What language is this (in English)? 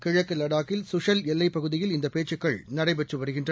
Tamil